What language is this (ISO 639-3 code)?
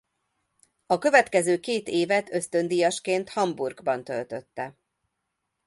hun